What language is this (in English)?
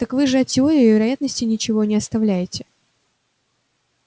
Russian